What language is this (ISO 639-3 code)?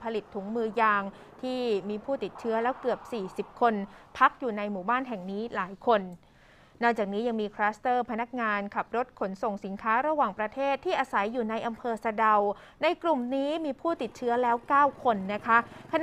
tha